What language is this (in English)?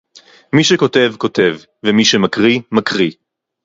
Hebrew